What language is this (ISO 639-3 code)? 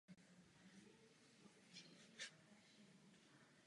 ces